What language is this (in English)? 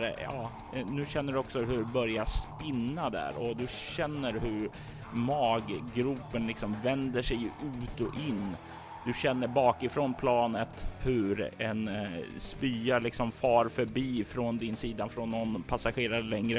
Swedish